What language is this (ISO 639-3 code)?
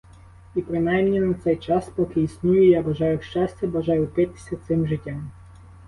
ukr